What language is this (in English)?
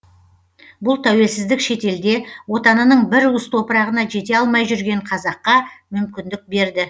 Kazakh